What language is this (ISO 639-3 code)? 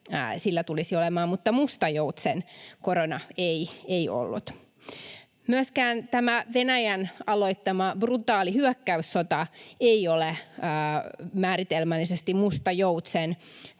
fin